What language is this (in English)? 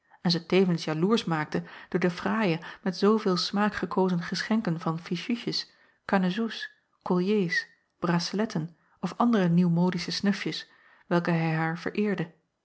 Dutch